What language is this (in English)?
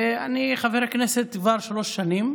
Hebrew